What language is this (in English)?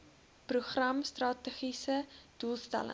Afrikaans